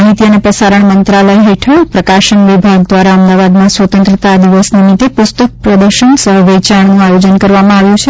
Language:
Gujarati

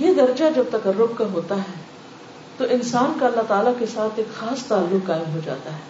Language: Urdu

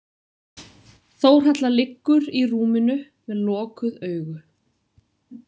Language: Icelandic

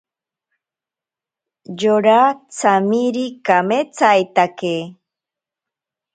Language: Ashéninka Perené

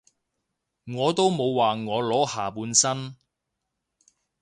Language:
Cantonese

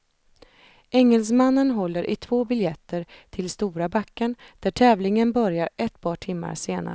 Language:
Swedish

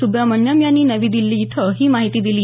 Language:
Marathi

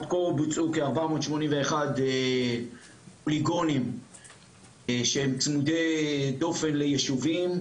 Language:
Hebrew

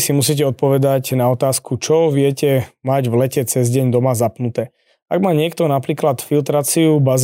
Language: Slovak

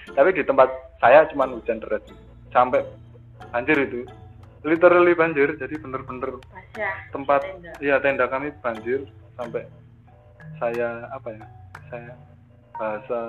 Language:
Indonesian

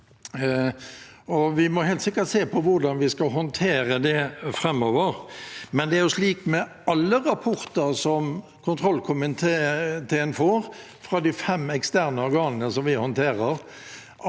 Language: Norwegian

